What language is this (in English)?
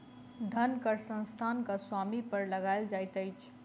Maithili